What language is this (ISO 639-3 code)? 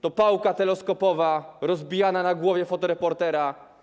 pol